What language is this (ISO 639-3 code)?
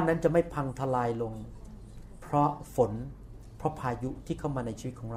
tha